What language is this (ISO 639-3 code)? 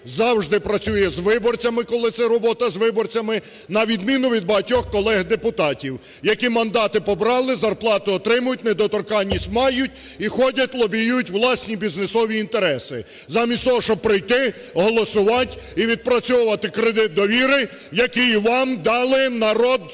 ukr